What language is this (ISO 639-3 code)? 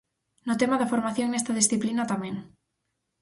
glg